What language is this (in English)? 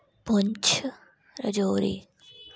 Dogri